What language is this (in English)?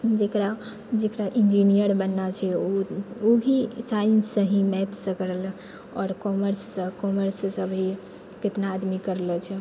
Maithili